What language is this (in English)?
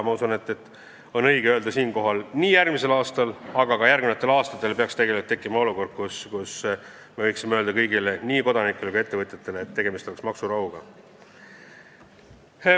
Estonian